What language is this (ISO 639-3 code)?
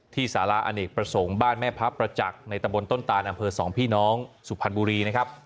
tha